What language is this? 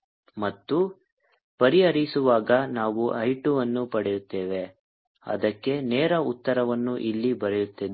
Kannada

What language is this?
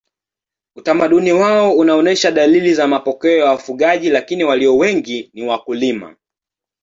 Swahili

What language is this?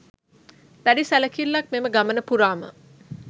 Sinhala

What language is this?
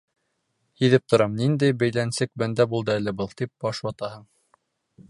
Bashkir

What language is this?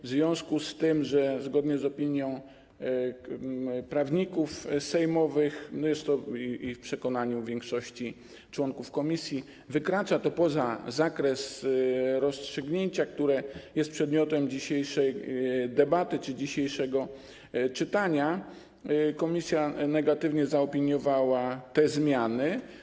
Polish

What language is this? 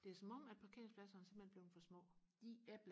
Danish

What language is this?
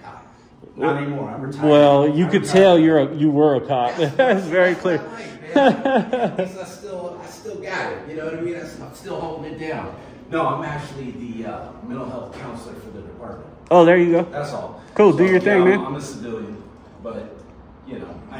English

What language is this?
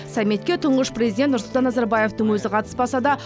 Kazakh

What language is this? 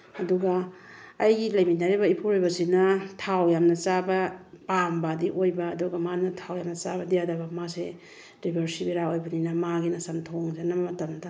Manipuri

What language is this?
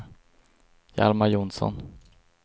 Swedish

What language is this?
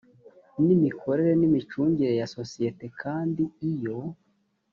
Kinyarwanda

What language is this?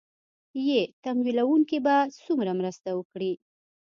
Pashto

